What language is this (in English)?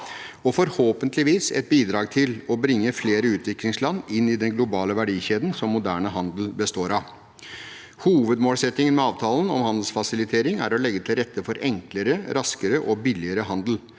Norwegian